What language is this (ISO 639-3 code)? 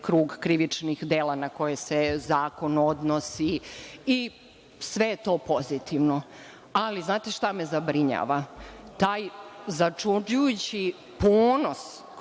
srp